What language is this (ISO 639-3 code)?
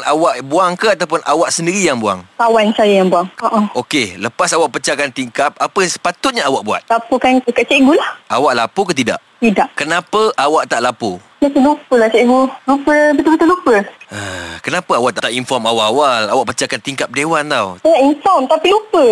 msa